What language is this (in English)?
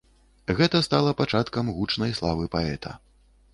Belarusian